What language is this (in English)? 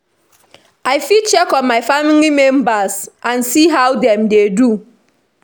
Nigerian Pidgin